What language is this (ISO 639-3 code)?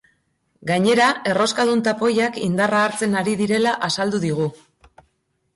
eus